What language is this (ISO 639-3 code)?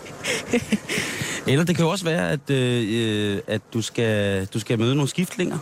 dan